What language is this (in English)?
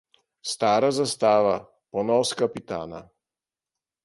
Slovenian